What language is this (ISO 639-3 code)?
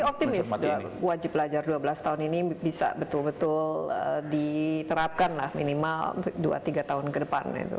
ind